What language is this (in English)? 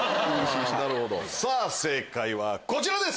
Japanese